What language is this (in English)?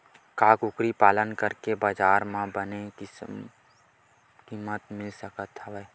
Chhattisgarhi